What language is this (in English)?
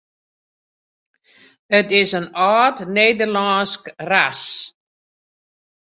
Western Frisian